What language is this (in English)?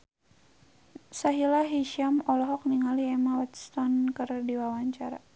Sundanese